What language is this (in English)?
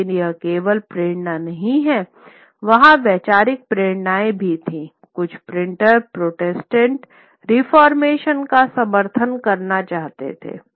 Hindi